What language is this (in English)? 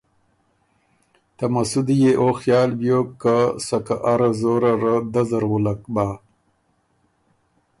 Ormuri